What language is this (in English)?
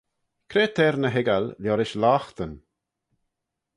Manx